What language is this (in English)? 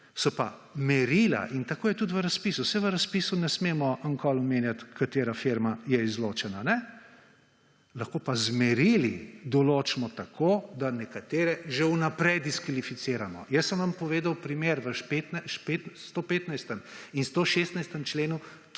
Slovenian